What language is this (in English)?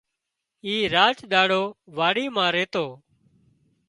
Wadiyara Koli